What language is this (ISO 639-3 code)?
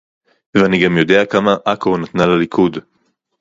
heb